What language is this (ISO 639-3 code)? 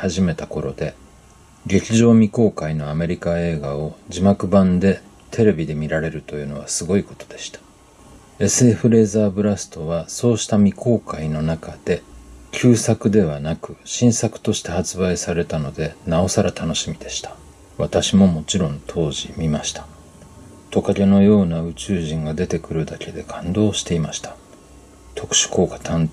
jpn